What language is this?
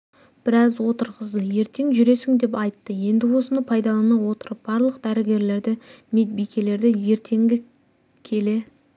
Kazakh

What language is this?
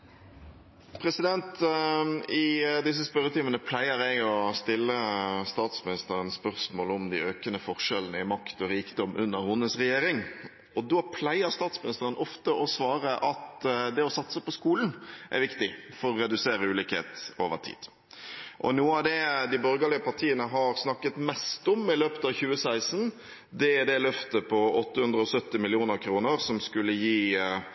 Norwegian Bokmål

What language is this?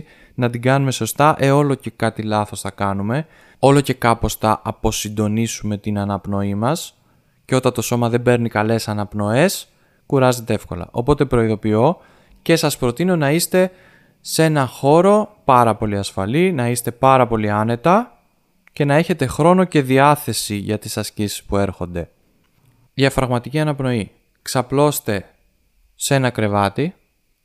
Greek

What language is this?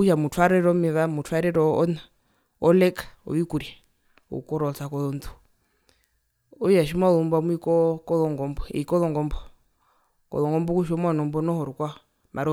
Herero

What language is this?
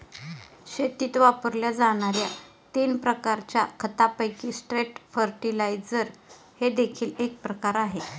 Marathi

